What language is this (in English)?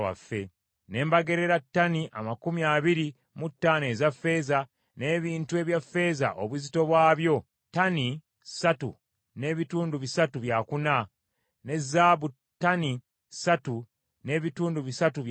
Ganda